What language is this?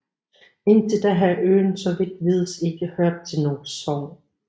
Danish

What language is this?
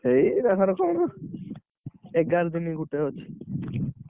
Odia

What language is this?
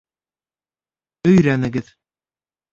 Bashkir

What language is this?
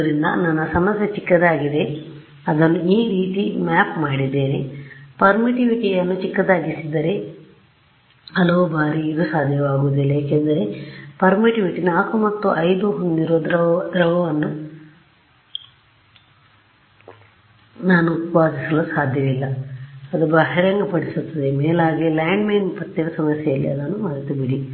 Kannada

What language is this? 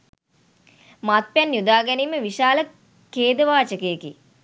Sinhala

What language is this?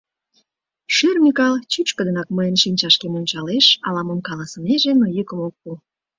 Mari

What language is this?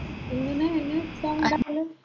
Malayalam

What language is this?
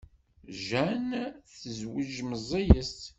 Kabyle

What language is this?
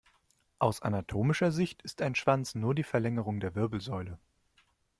German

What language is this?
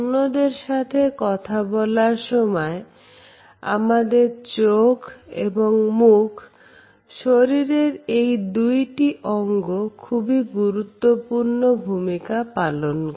Bangla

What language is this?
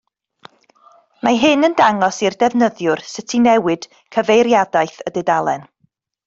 Welsh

